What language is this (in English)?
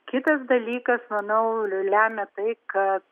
Lithuanian